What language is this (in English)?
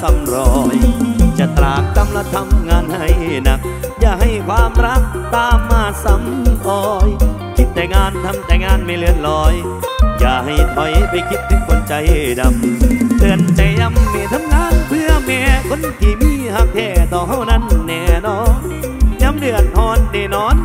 Thai